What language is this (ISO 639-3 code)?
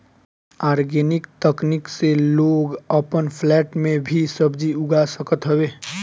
bho